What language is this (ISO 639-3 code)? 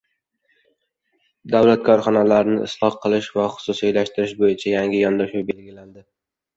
uzb